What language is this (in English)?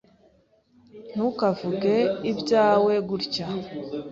Kinyarwanda